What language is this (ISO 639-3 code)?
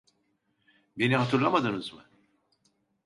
tur